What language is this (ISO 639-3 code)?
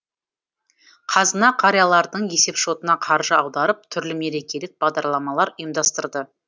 kaz